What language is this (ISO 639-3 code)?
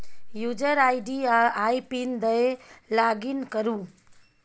mai